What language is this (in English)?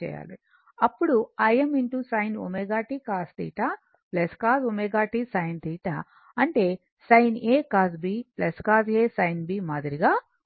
Telugu